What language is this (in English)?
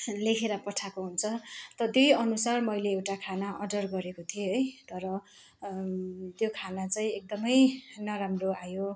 Nepali